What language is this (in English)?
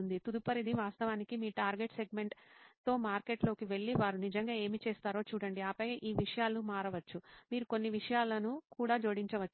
Telugu